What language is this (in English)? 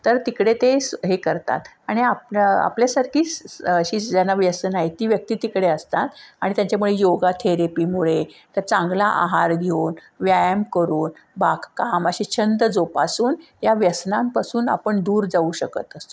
Marathi